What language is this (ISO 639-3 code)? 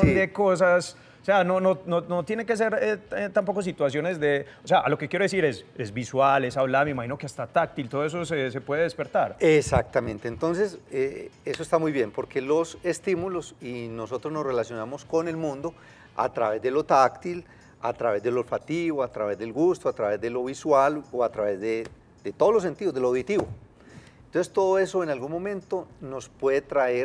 spa